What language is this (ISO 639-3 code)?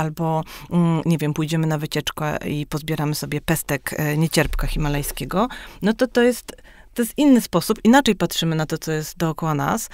pol